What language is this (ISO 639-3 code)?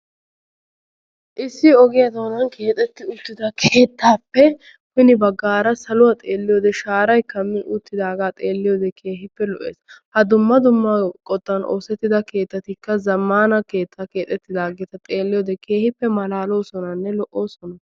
wal